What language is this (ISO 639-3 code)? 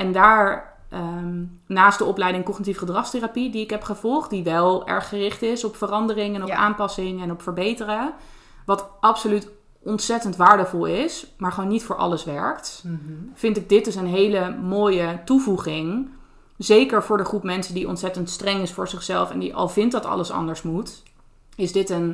nld